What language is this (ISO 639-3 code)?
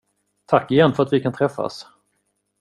swe